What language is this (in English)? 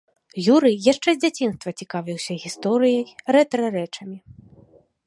Belarusian